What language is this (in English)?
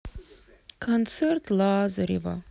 Russian